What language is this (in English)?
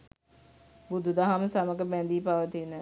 Sinhala